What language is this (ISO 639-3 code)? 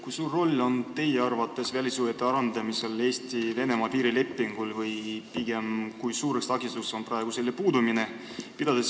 est